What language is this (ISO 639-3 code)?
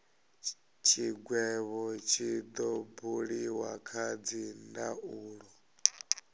ven